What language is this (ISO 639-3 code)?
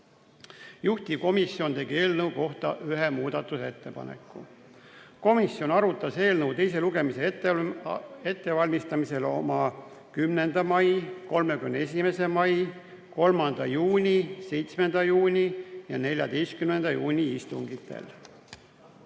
est